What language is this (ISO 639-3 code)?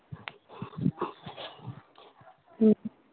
mni